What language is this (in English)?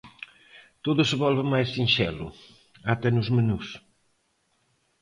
Galician